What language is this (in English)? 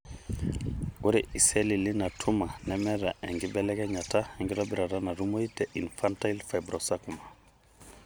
Masai